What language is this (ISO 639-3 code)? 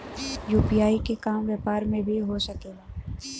bho